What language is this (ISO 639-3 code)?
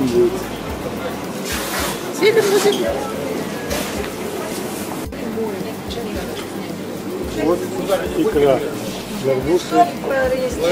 rus